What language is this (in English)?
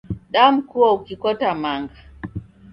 Taita